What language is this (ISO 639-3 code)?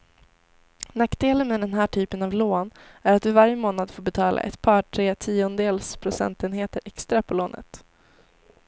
swe